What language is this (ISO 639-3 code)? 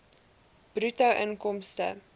afr